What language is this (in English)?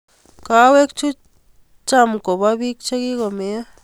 Kalenjin